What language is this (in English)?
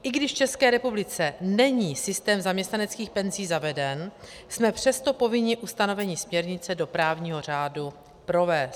Czech